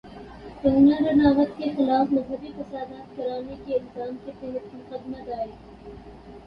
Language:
Urdu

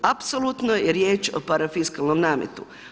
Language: Croatian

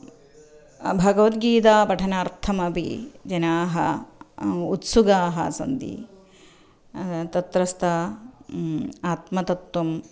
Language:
Sanskrit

